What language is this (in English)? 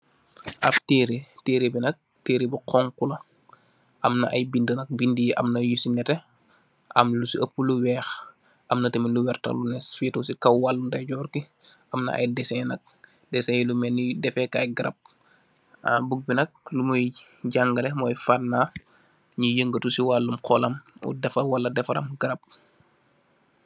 Wolof